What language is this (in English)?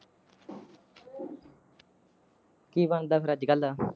Punjabi